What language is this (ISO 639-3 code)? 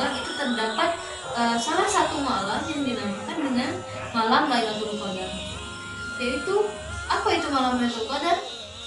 ind